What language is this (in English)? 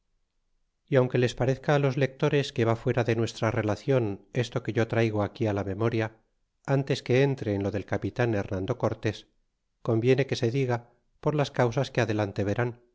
Spanish